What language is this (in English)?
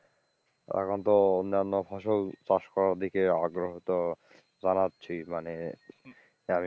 Bangla